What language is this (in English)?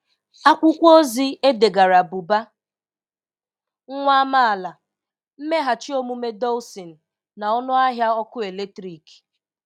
Igbo